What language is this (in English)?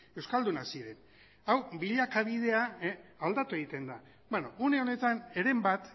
Basque